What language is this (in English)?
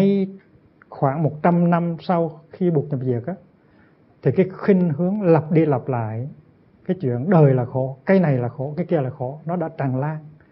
Vietnamese